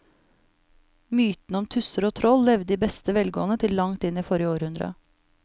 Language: Norwegian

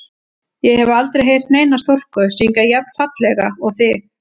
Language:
Icelandic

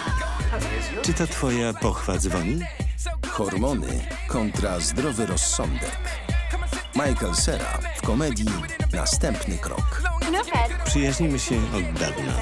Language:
Polish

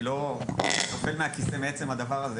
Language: Hebrew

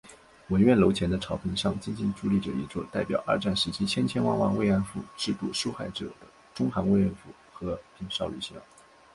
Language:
Chinese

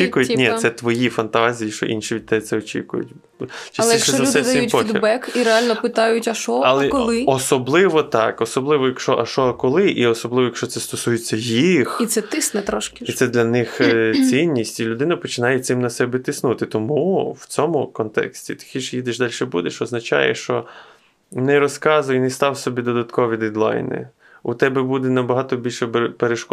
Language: Ukrainian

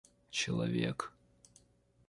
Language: Russian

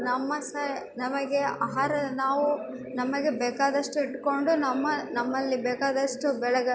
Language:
Kannada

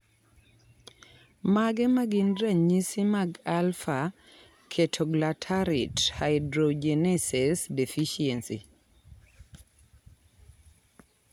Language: Luo (Kenya and Tanzania)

